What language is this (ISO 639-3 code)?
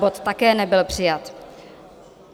ces